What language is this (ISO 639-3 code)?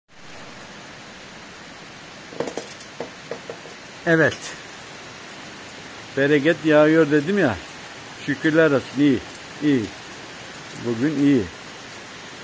tur